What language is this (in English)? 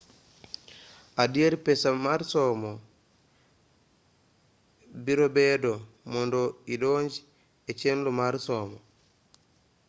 Luo (Kenya and Tanzania)